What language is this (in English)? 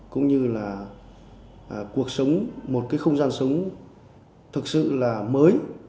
Vietnamese